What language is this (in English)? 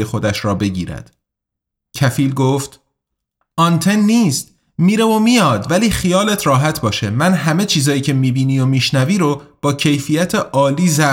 Persian